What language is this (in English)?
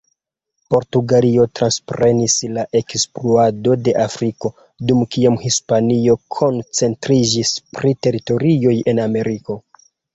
Esperanto